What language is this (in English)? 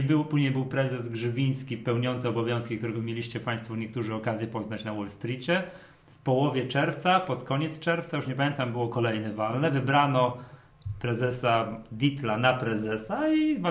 Polish